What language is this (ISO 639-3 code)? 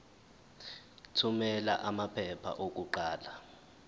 zul